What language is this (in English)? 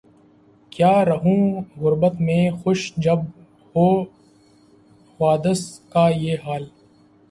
Urdu